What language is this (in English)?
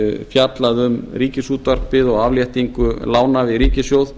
Icelandic